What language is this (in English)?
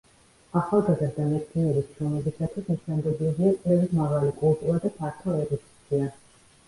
Georgian